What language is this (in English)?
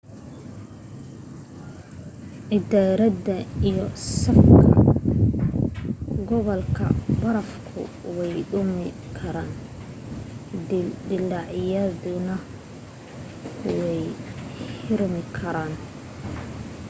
Somali